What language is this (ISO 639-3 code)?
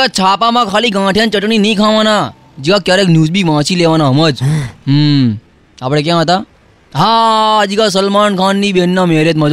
guj